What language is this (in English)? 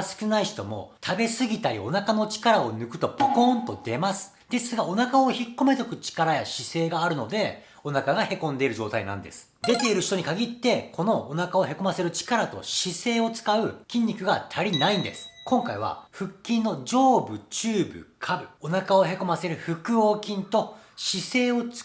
Japanese